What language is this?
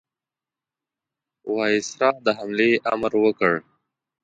Pashto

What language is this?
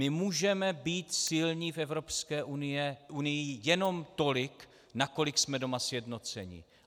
Czech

